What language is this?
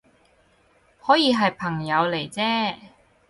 Cantonese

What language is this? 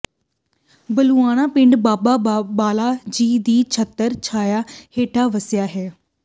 Punjabi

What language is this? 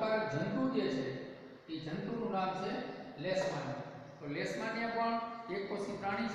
Hindi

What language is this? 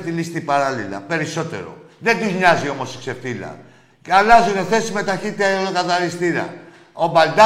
Greek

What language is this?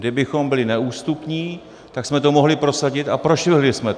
Czech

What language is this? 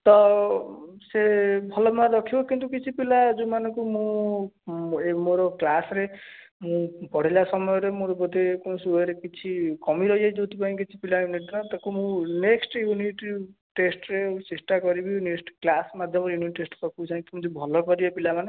Odia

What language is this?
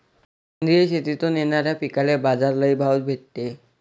Marathi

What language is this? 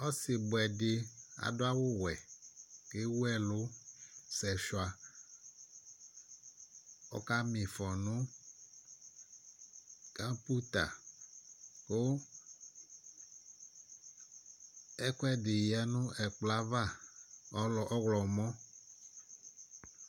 Ikposo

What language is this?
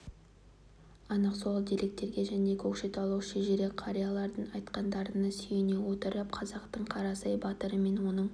Kazakh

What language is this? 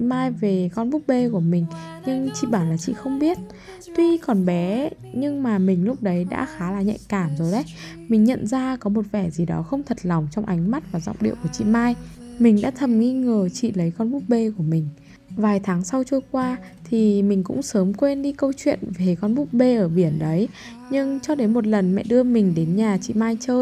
Vietnamese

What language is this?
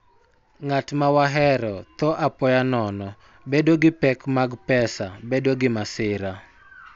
Luo (Kenya and Tanzania)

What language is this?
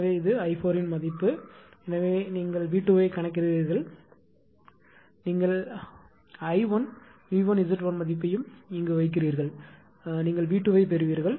Tamil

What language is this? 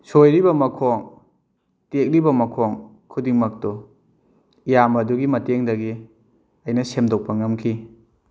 Manipuri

